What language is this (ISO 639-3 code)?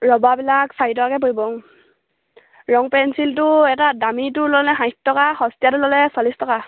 asm